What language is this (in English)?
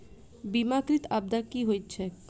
Maithili